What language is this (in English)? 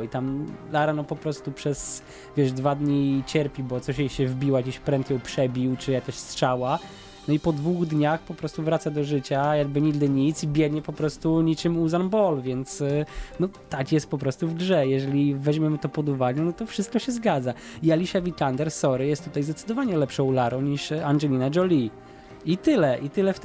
Polish